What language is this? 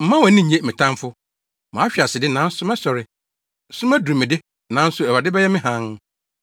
Akan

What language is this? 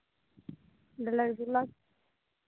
Santali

